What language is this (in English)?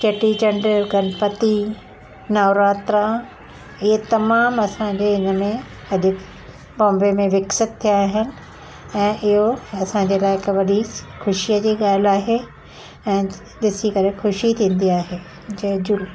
Sindhi